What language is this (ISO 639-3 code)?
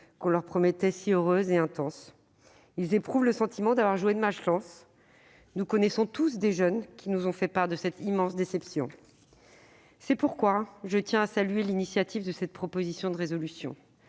fra